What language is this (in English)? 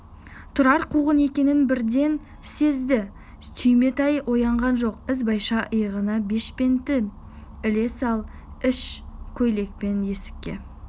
Kazakh